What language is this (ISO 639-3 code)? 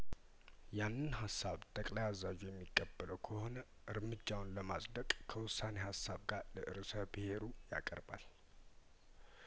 amh